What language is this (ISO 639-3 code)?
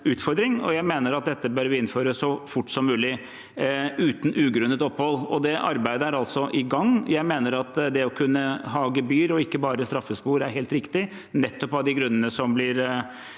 nor